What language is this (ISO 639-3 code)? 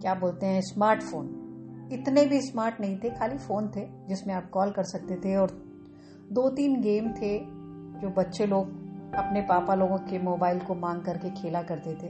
hin